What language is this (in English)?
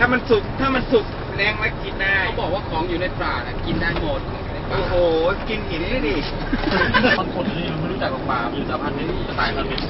Thai